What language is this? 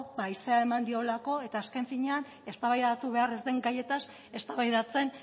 Basque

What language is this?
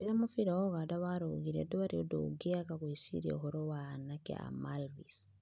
Kikuyu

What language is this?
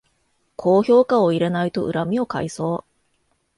Japanese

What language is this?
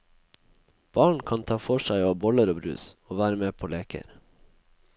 Norwegian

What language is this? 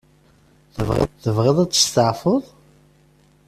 Kabyle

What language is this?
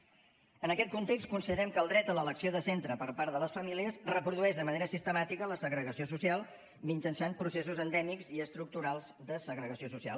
Catalan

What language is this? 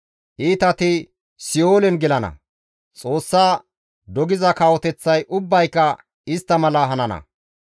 Gamo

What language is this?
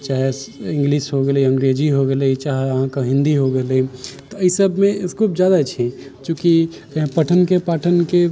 Maithili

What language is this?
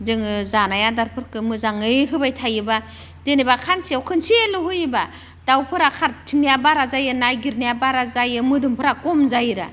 Bodo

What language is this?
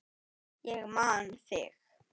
Icelandic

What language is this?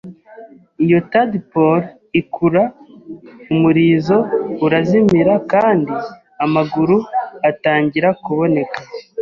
Kinyarwanda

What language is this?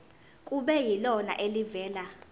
Zulu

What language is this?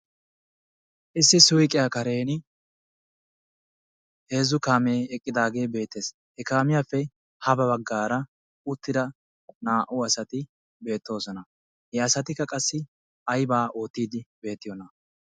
Wolaytta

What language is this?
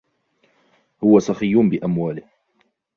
Arabic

